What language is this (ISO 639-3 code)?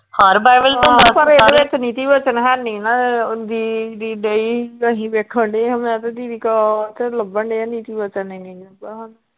pan